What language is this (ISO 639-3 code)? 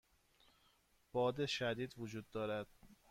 fas